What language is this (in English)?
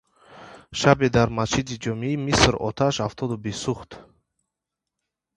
Tajik